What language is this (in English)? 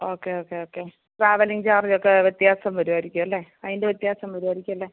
Malayalam